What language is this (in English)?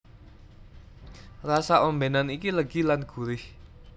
Javanese